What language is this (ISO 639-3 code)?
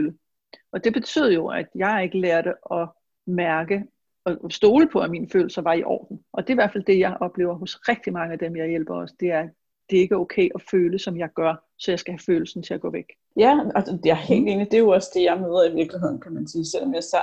dan